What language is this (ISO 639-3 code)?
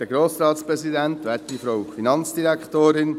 gsw